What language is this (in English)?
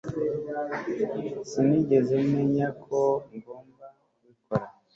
Kinyarwanda